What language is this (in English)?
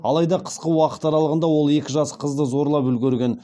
Kazakh